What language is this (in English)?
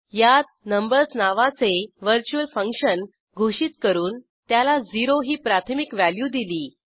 Marathi